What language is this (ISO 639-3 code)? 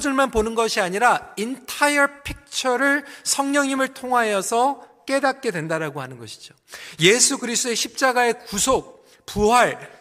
kor